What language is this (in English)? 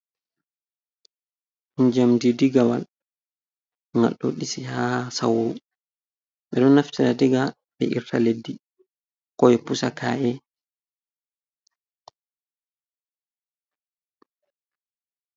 Fula